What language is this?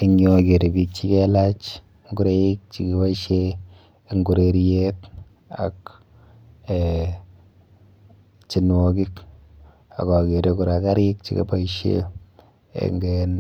Kalenjin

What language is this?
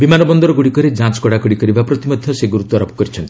Odia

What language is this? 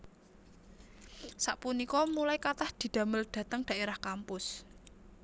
Javanese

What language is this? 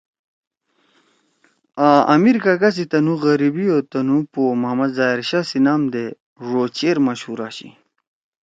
Torwali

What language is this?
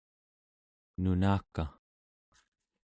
Central Yupik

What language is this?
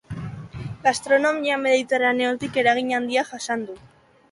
Basque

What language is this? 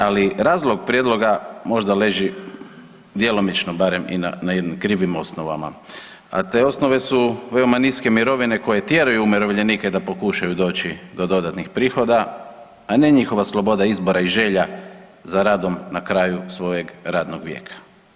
Croatian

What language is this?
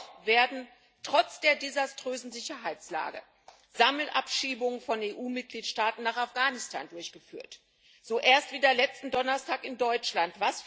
German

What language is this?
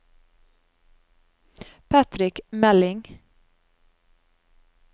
Norwegian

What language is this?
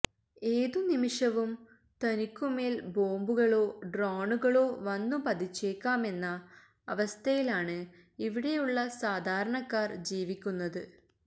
Malayalam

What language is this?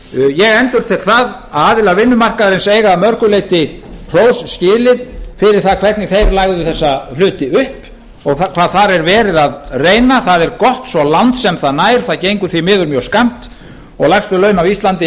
Icelandic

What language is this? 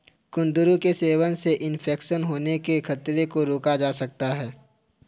Hindi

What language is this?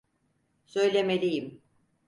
Turkish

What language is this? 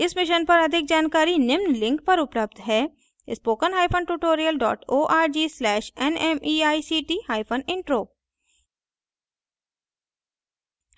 Hindi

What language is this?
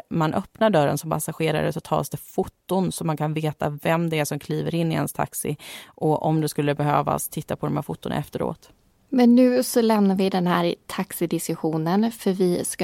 Swedish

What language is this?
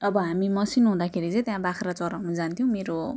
Nepali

